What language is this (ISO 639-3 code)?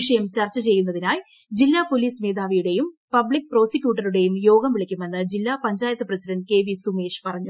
mal